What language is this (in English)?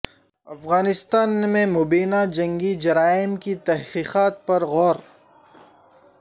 Urdu